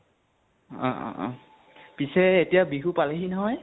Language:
Assamese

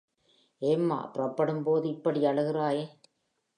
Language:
Tamil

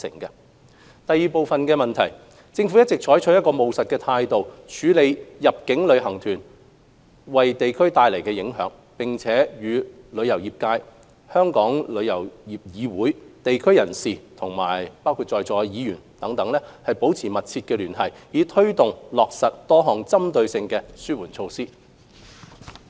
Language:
Cantonese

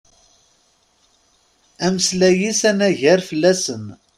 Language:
Kabyle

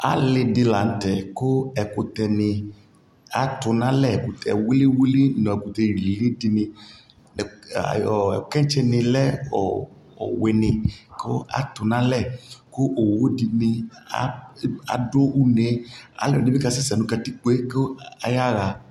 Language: Ikposo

